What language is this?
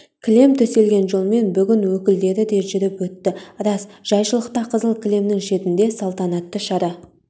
Kazakh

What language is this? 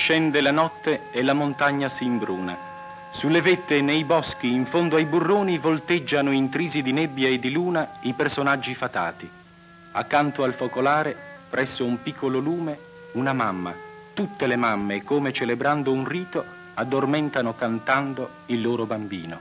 Italian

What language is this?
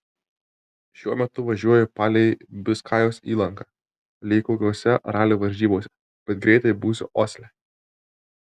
Lithuanian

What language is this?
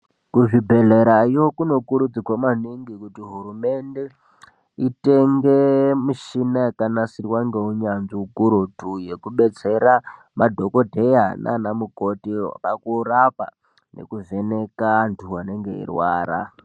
Ndau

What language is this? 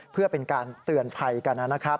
Thai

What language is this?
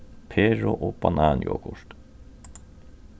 Faroese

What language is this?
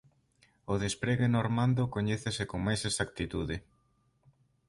Galician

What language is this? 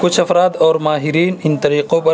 Urdu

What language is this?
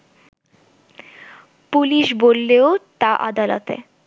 Bangla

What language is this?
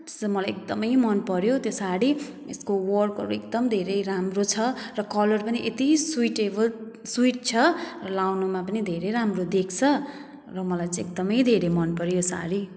Nepali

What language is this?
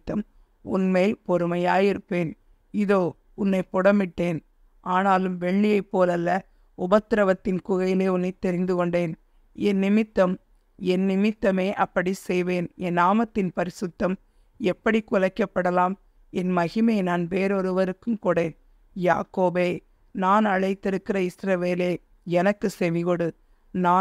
Tamil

